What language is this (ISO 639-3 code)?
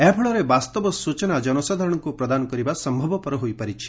ori